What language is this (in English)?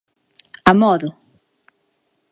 Galician